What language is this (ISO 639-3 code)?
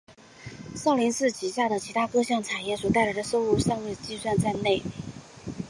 zho